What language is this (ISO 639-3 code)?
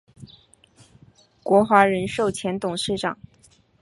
zho